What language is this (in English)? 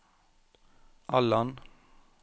Norwegian